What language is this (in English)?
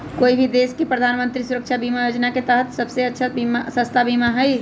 Magahi